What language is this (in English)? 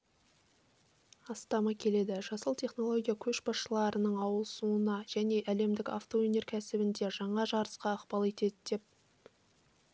Kazakh